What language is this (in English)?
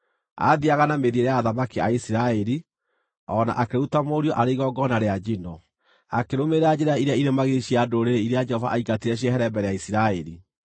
Kikuyu